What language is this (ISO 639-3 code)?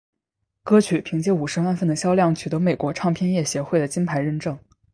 zho